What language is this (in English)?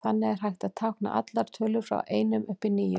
Icelandic